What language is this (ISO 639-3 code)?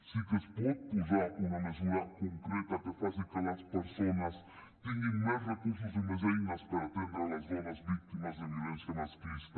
cat